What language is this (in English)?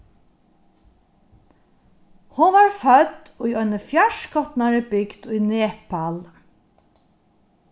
Faroese